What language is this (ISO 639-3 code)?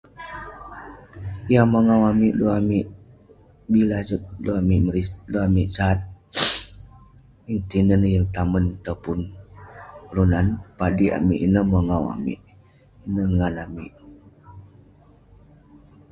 pne